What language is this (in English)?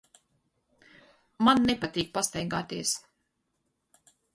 Latvian